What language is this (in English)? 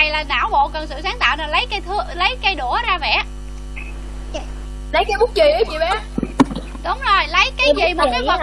Vietnamese